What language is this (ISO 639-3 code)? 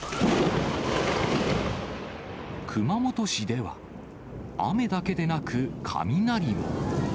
jpn